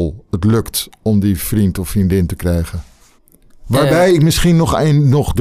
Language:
Dutch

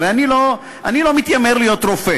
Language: Hebrew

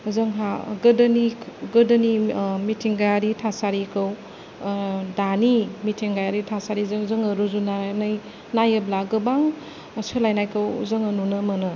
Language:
Bodo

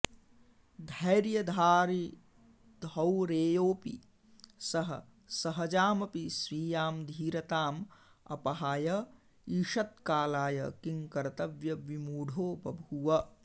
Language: Sanskrit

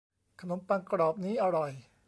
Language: Thai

